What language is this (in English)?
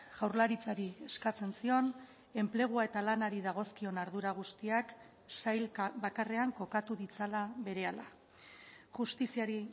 Basque